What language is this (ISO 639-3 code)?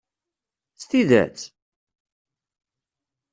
kab